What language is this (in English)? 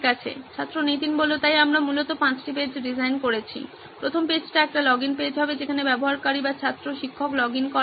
Bangla